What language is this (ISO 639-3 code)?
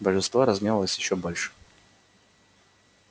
rus